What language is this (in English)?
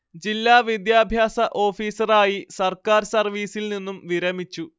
Malayalam